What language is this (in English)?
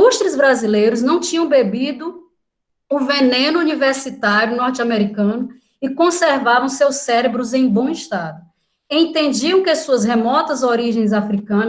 Portuguese